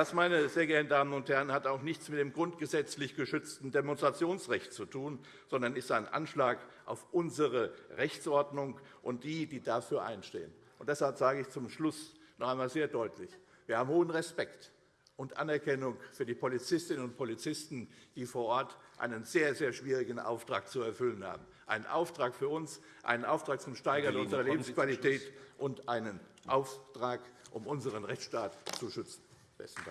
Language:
German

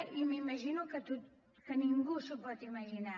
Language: Catalan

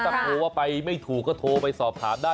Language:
Thai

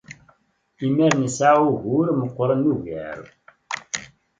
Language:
Kabyle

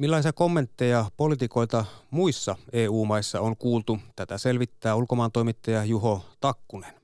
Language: Finnish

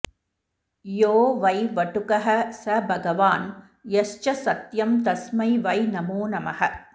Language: Sanskrit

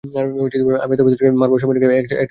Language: Bangla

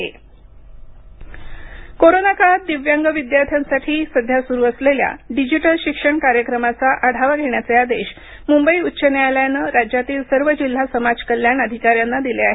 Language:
Marathi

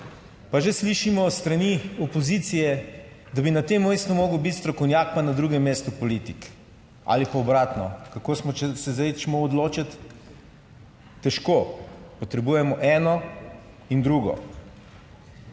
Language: Slovenian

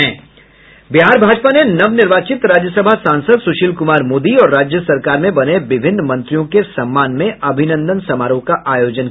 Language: Hindi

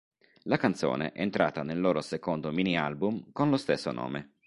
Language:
Italian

